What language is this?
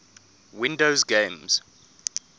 English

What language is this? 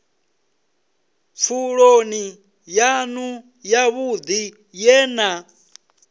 Venda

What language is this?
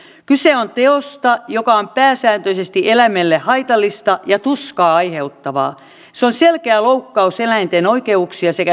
Finnish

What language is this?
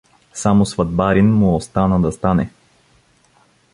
Bulgarian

